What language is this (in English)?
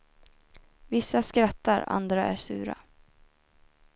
Swedish